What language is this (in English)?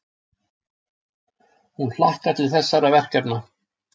Icelandic